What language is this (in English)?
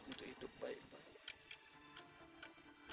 Indonesian